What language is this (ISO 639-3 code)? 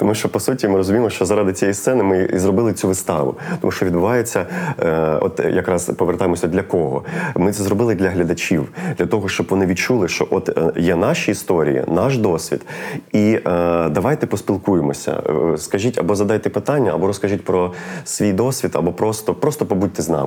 ukr